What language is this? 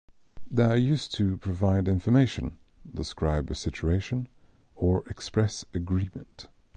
English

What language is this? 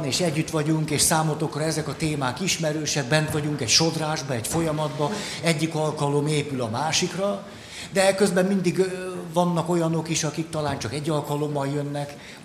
Hungarian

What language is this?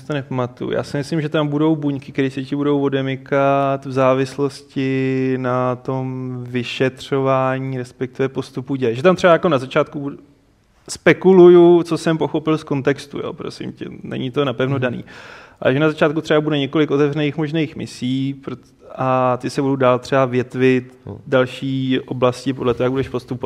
Czech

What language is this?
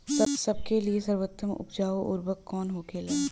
Bhojpuri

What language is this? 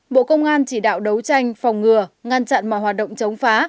Vietnamese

